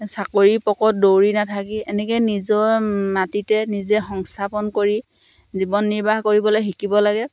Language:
Assamese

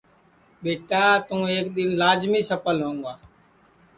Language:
Sansi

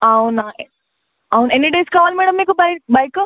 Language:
Telugu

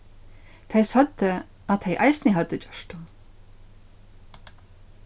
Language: Faroese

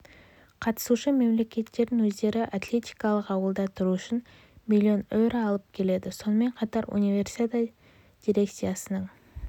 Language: Kazakh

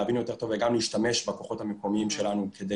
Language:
Hebrew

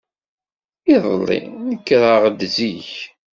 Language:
Kabyle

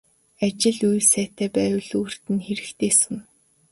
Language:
Mongolian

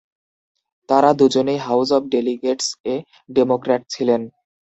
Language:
Bangla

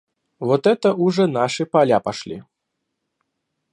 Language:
Russian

